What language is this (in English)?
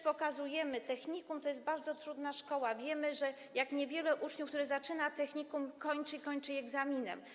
Polish